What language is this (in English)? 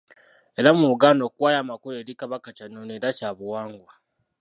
Ganda